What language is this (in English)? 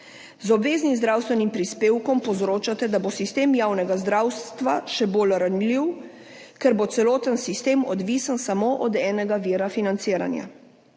Slovenian